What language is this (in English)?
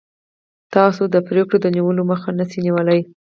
Pashto